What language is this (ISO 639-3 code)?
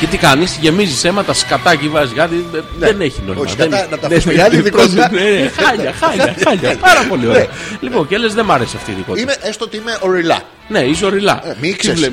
ell